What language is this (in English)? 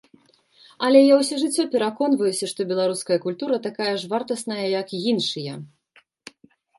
Belarusian